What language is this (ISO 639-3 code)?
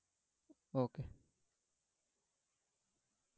ben